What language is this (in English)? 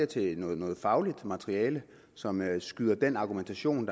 Danish